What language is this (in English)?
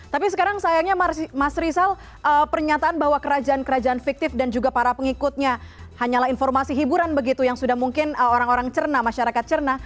Indonesian